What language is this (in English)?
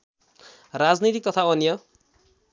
Nepali